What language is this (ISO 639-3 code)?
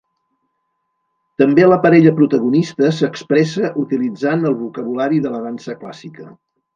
cat